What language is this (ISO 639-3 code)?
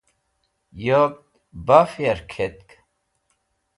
wbl